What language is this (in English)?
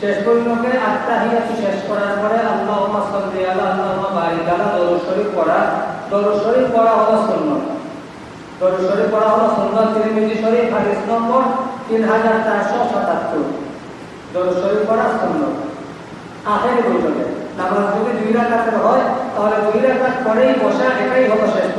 Indonesian